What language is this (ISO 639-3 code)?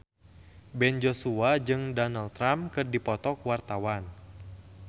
sun